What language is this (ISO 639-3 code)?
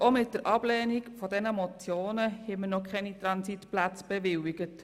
gsw